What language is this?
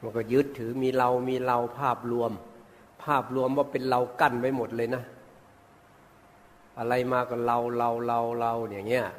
Thai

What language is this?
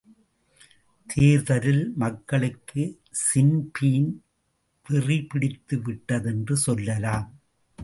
Tamil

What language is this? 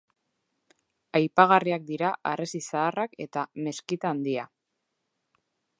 Basque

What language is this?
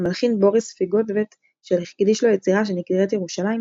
Hebrew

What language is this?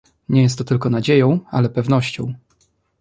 Polish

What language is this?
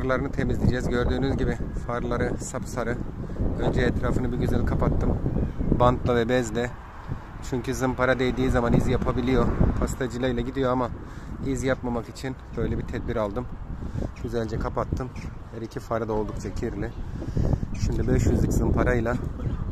Turkish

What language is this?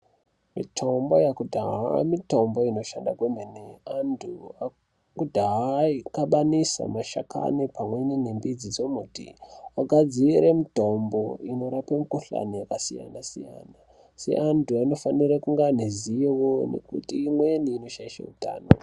Ndau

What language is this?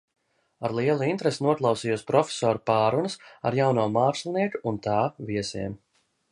Latvian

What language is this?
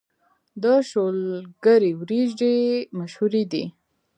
Pashto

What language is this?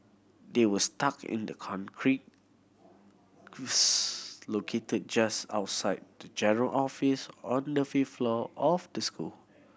English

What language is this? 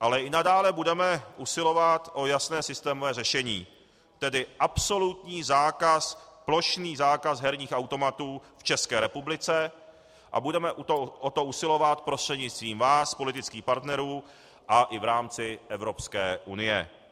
Czech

